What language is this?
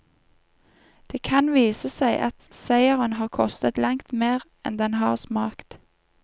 Norwegian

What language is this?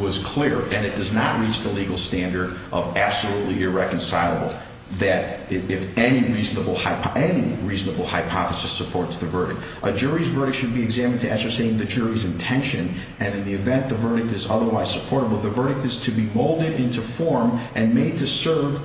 English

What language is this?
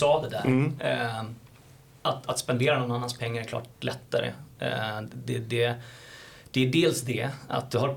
Swedish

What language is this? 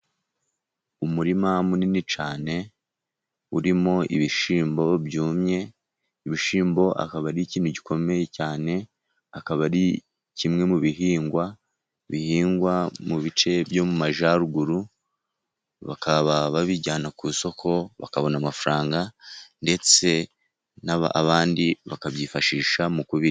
Kinyarwanda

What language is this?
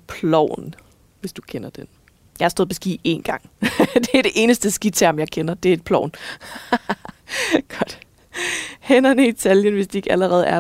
Danish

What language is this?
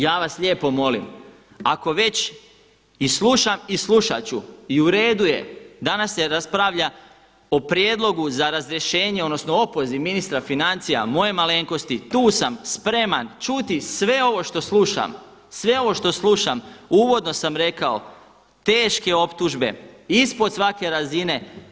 Croatian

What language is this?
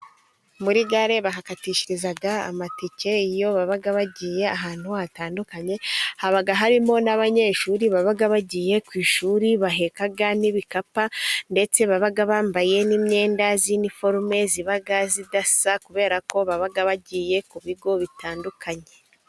Kinyarwanda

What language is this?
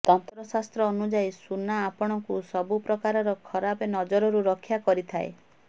Odia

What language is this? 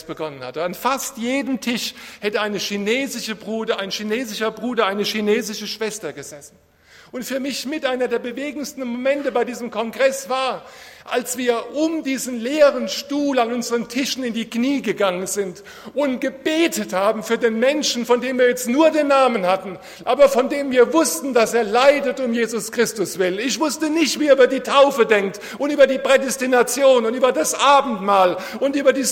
German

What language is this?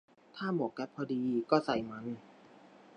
Thai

